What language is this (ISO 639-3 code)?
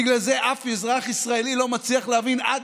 heb